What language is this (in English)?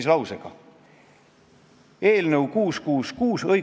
Estonian